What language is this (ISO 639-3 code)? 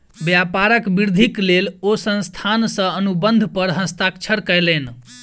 mai